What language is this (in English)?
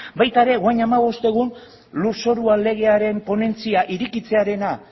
Basque